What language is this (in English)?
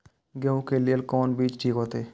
Maithili